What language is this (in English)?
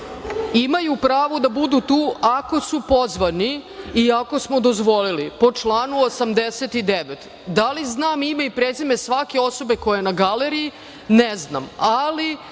Serbian